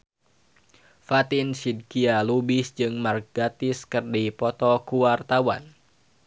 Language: Sundanese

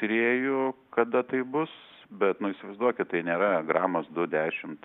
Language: Lithuanian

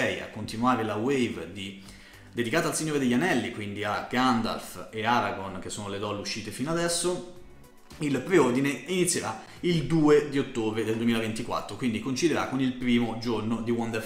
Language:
Italian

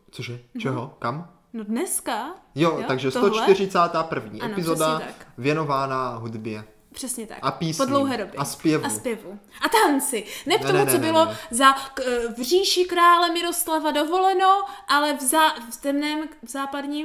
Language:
Czech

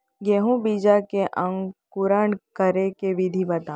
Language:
Chhattisgarhi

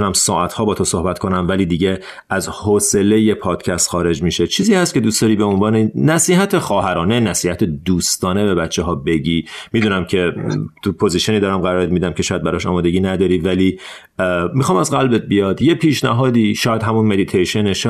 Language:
Persian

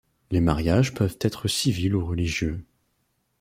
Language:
French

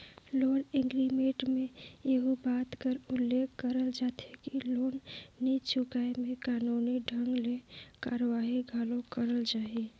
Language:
Chhattisgarhi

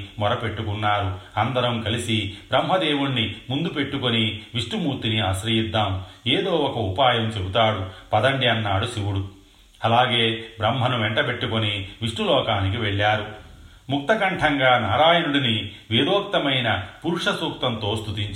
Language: Telugu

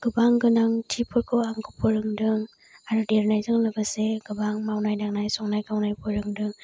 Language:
Bodo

